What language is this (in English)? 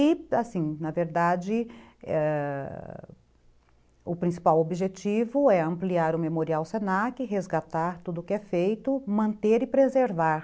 Portuguese